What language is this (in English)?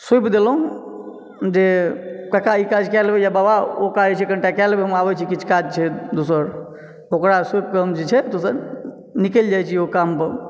Maithili